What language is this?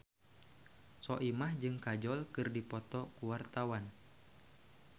Sundanese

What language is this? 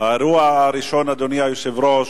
Hebrew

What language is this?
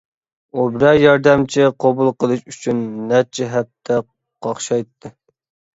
Uyghur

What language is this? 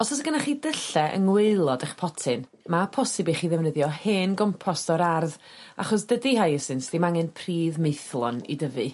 Welsh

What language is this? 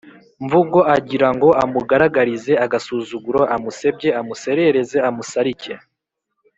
Kinyarwanda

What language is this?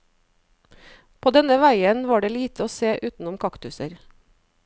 Norwegian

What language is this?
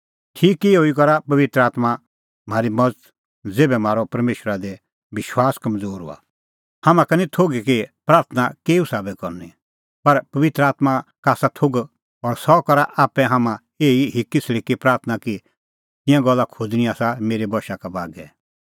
Kullu Pahari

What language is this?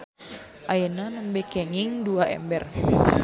Sundanese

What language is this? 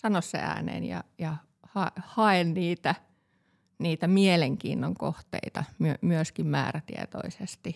Finnish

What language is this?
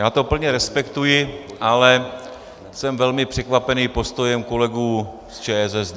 Czech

